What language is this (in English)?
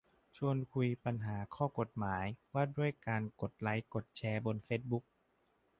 Thai